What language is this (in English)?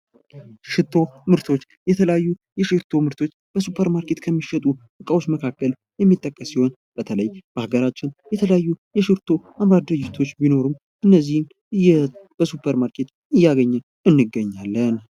Amharic